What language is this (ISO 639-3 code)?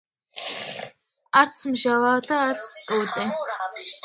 kat